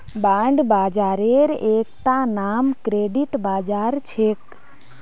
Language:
Magahi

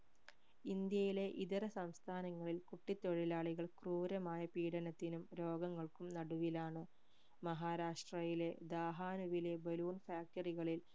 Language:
Malayalam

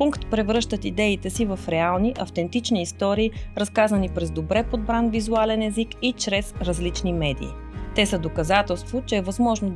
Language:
Bulgarian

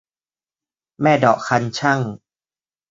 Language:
Thai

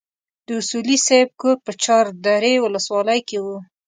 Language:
Pashto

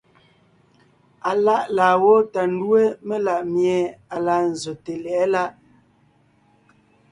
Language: Ngiemboon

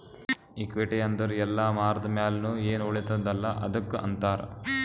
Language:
Kannada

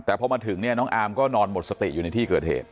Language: Thai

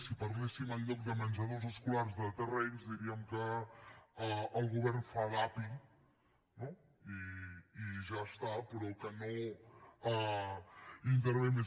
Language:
Catalan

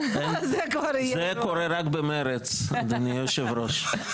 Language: Hebrew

